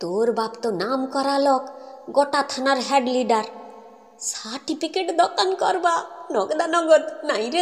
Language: Hindi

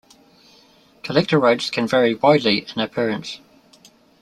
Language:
English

